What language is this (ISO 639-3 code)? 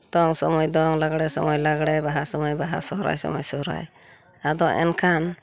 sat